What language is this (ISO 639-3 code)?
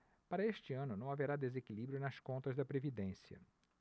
por